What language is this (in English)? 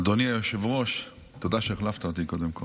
Hebrew